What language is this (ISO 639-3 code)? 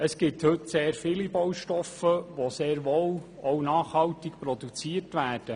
gsw